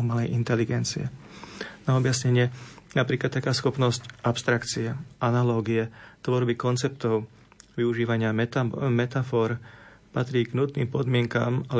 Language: Slovak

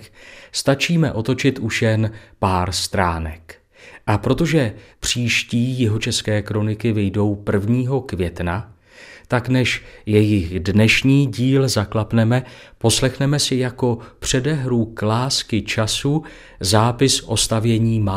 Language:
Czech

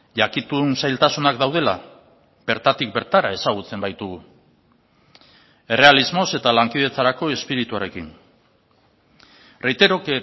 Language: Basque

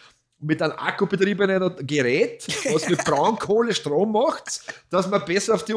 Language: German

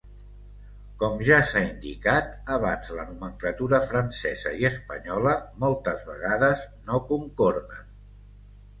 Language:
Catalan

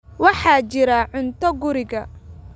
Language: Somali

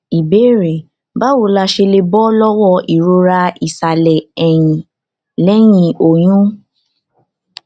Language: Yoruba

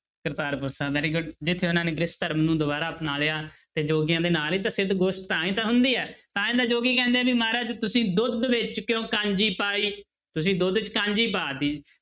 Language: Punjabi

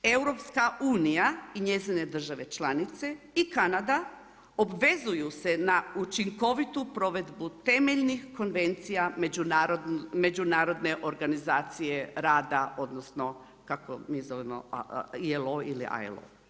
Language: Croatian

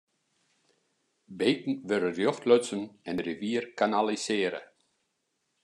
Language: Western Frisian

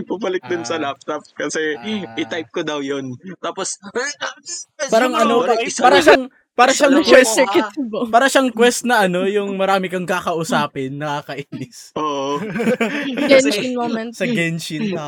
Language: Filipino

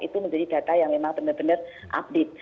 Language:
Indonesian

